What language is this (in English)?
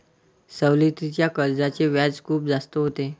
Marathi